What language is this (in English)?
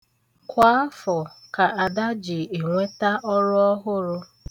Igbo